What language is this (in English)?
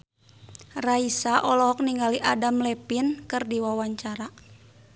Sundanese